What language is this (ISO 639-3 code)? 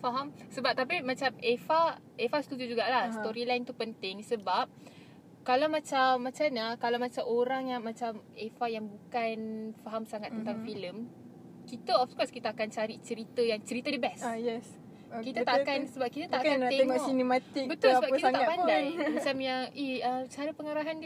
msa